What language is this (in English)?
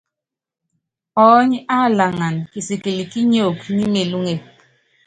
Yangben